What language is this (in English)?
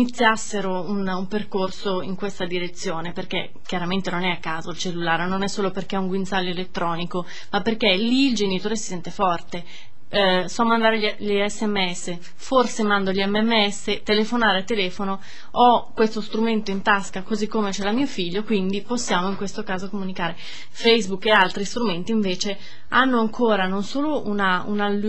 Italian